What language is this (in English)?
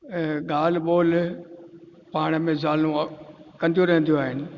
Sindhi